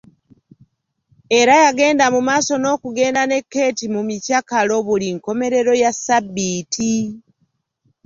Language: Ganda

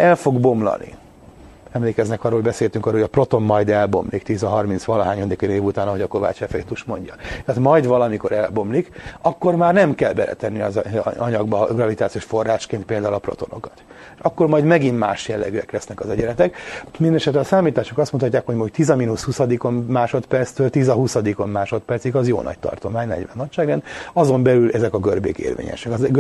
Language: Hungarian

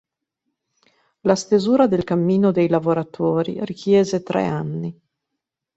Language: Italian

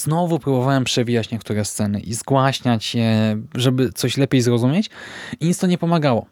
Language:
Polish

